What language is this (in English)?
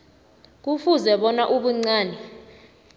South Ndebele